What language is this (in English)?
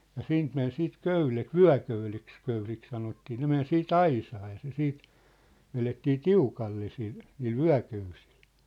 Finnish